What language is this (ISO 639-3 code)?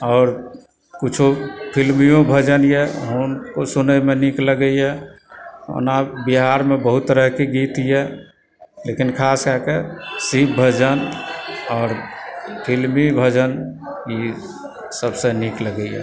mai